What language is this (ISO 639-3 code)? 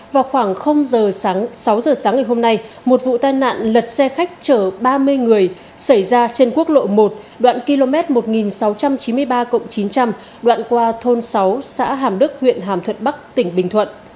vie